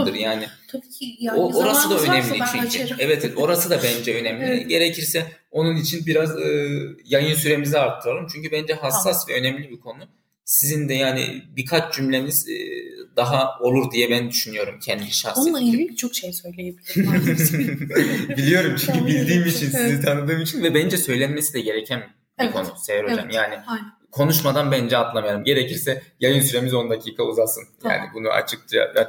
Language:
Turkish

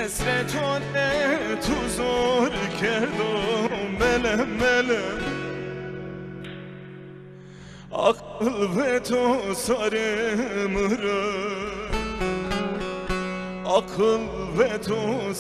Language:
Turkish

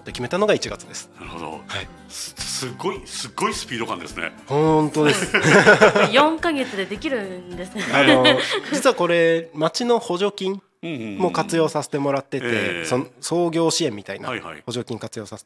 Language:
Japanese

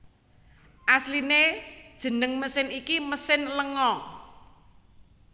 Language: Javanese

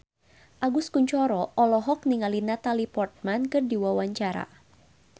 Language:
Sundanese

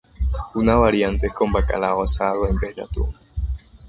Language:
Spanish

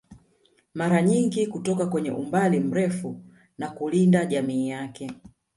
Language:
Swahili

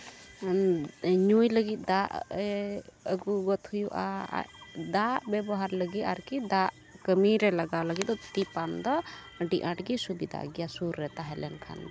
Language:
Santali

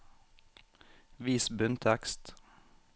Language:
Norwegian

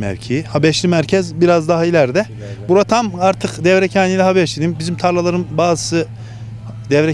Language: Turkish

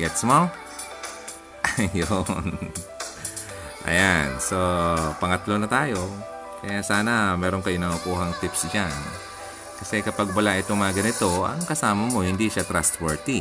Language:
Filipino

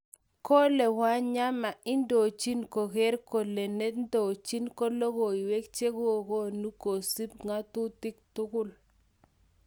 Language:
Kalenjin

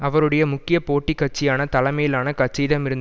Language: Tamil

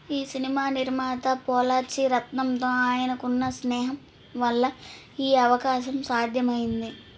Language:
Telugu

